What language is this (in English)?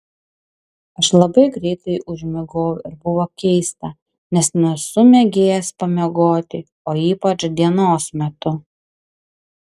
Lithuanian